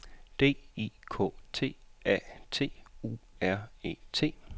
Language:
Danish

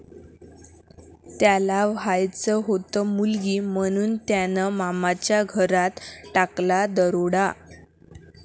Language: Marathi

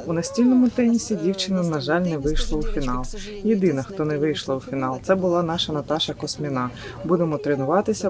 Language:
Ukrainian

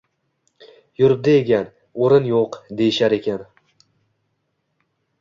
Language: Uzbek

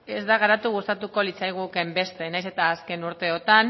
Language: Basque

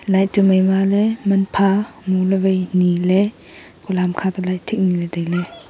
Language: Wancho Naga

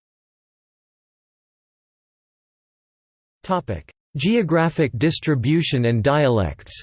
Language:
English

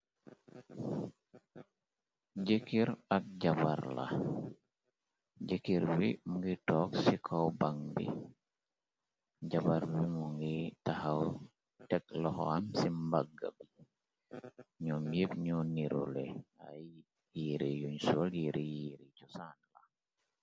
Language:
Wolof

